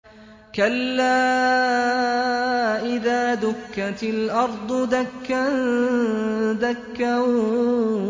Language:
Arabic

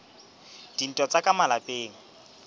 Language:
Southern Sotho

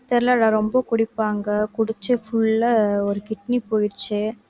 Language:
Tamil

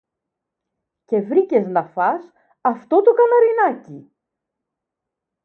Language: Greek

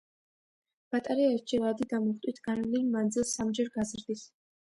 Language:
Georgian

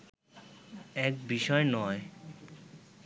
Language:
Bangla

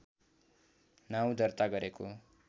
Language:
Nepali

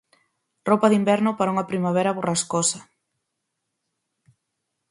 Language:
Galician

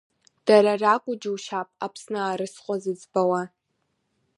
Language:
Abkhazian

